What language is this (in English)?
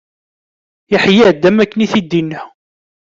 Kabyle